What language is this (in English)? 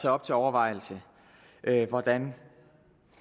Danish